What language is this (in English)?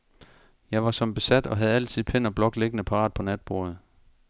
Danish